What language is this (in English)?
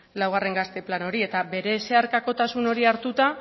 Basque